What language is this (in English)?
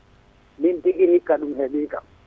Fula